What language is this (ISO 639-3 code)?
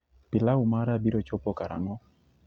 luo